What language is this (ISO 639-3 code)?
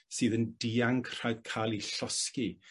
cym